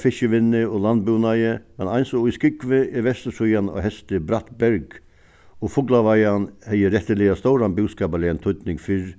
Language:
Faroese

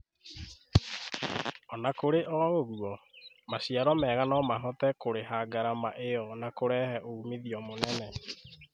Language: Kikuyu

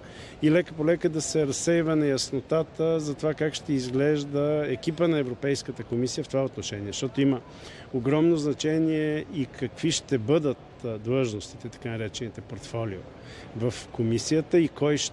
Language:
Bulgarian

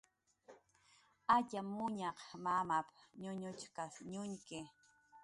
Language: Jaqaru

